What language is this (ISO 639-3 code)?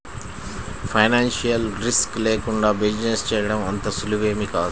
tel